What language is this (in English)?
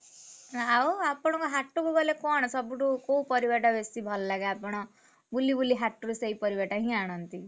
Odia